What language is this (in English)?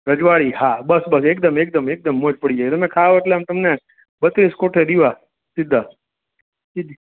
Gujarati